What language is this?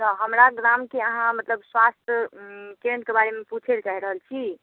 Maithili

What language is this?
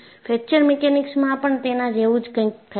Gujarati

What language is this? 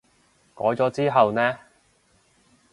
Cantonese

